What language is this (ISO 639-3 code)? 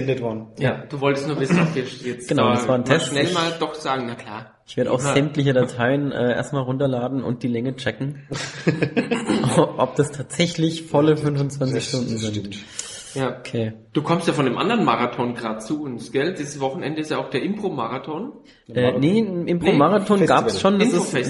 deu